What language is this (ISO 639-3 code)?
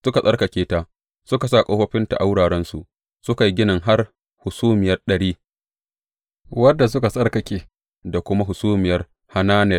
hau